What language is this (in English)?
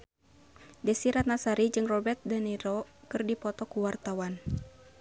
Sundanese